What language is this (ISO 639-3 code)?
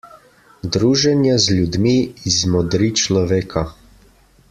slv